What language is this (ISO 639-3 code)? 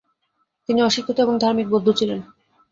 ben